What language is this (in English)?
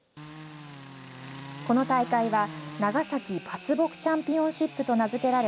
Japanese